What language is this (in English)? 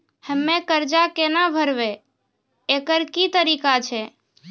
Maithili